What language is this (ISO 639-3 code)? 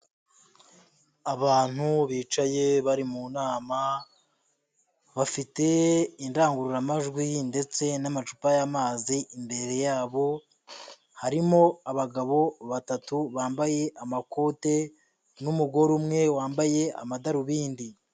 kin